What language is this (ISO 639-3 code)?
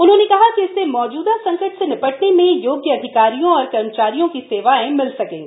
hin